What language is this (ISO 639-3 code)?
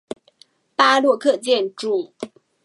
zho